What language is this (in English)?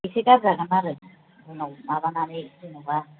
Bodo